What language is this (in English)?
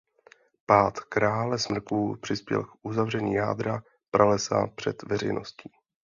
Czech